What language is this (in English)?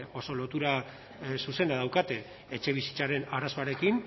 Basque